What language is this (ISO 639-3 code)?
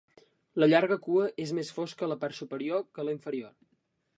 cat